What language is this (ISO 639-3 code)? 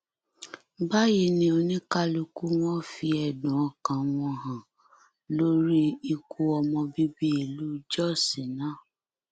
yor